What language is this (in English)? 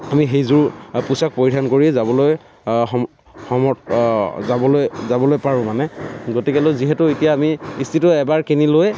Assamese